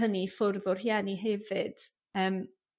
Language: Welsh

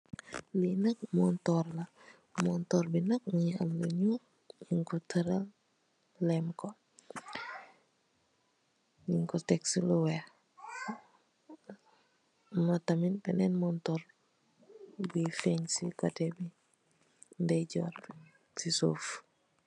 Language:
Wolof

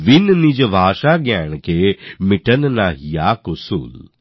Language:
Bangla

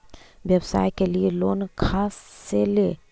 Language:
Magahi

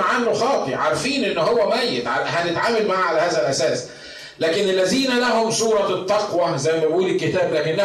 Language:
Arabic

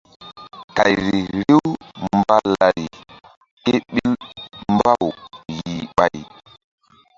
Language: Mbum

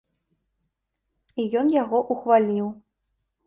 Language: Belarusian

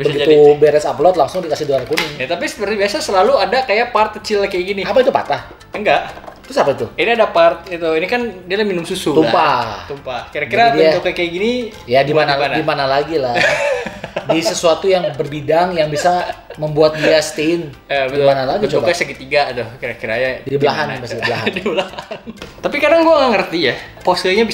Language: Indonesian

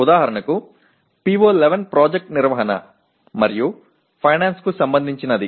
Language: Telugu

